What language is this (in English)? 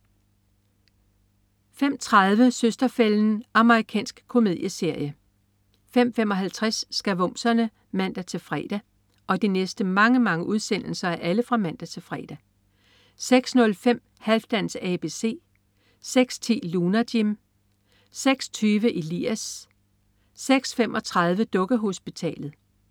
Danish